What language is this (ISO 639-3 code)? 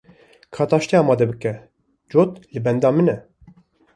kur